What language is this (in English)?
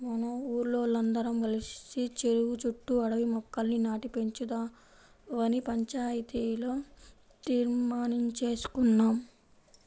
Telugu